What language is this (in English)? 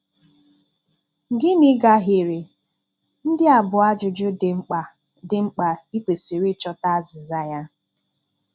Igbo